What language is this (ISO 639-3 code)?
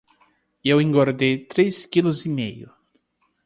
por